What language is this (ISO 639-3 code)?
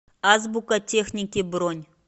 rus